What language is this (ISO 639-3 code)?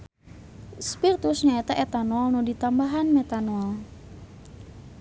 sun